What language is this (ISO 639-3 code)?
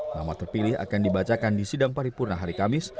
ind